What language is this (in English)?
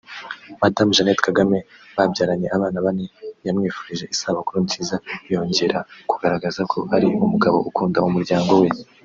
Kinyarwanda